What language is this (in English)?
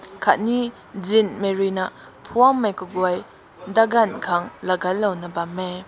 Rongmei Naga